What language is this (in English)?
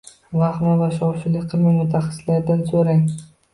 Uzbek